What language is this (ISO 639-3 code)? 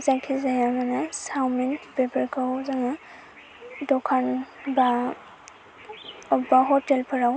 brx